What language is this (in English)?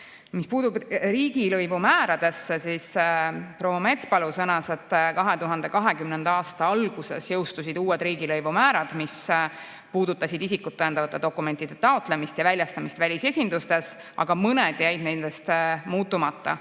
Estonian